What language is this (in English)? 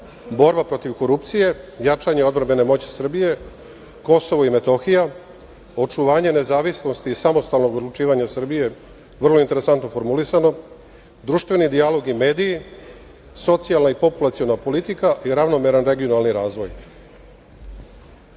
Serbian